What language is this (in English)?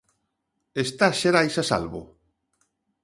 Galician